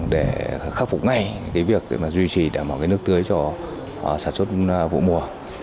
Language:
Vietnamese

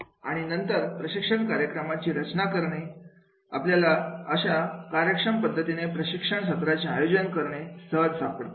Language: Marathi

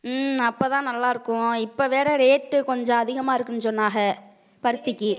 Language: Tamil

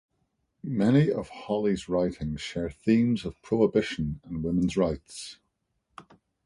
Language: English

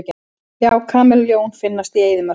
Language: Icelandic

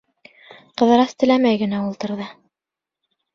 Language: Bashkir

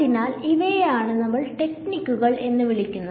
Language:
Malayalam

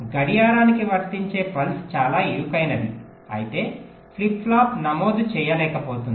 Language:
Telugu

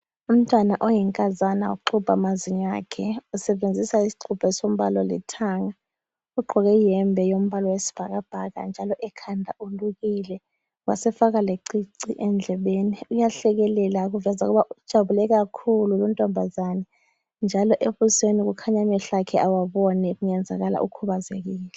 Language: North Ndebele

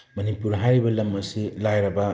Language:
Manipuri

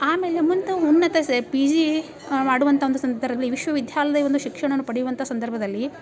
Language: Kannada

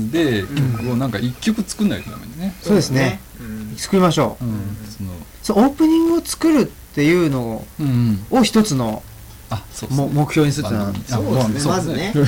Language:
Japanese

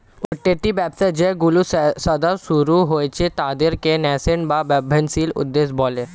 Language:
Bangla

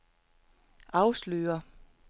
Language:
Danish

